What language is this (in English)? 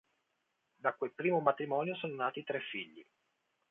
Italian